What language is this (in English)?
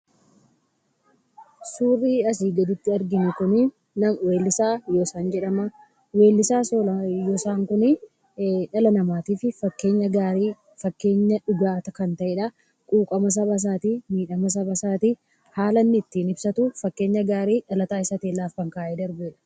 Oromo